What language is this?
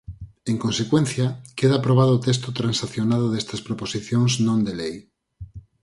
Galician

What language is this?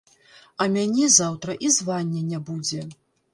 Belarusian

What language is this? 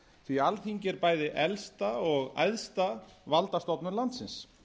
Icelandic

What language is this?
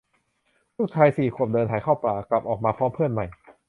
Thai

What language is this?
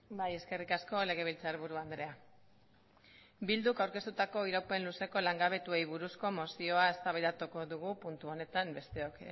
Basque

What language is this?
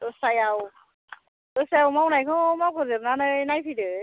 Bodo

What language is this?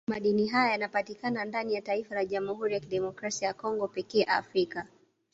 Swahili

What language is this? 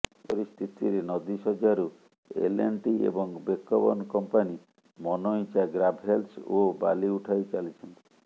Odia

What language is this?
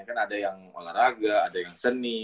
Indonesian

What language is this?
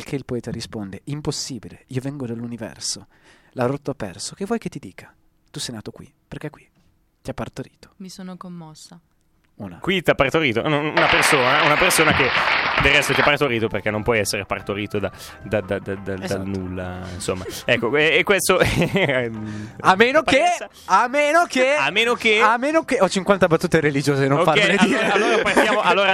Italian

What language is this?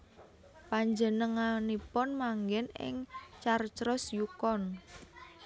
Javanese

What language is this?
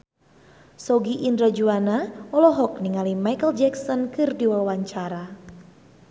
Sundanese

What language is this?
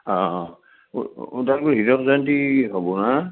Assamese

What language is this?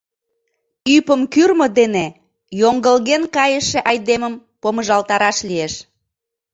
Mari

